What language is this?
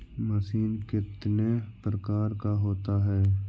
Magahi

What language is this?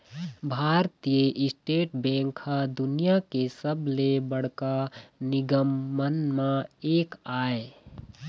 Chhattisgarhi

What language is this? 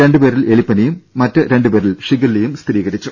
Malayalam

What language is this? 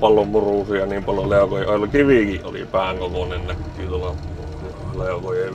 Finnish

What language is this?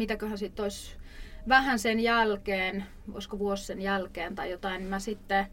Finnish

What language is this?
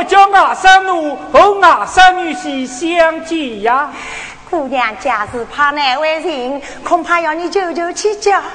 Chinese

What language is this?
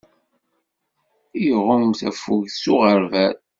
Kabyle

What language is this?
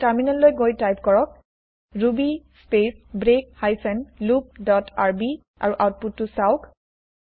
Assamese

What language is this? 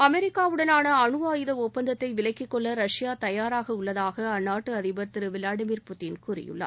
Tamil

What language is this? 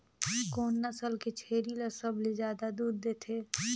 Chhattisgarhi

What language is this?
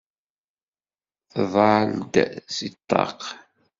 Kabyle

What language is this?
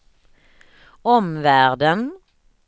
Swedish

